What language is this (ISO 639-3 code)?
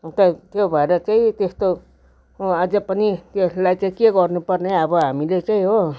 nep